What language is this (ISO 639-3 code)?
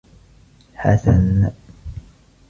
ara